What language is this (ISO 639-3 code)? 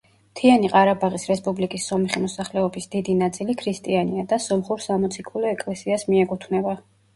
kat